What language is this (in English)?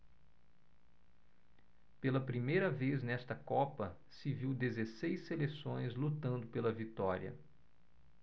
Portuguese